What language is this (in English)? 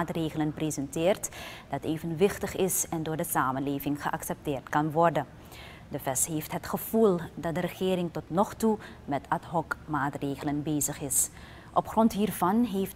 Dutch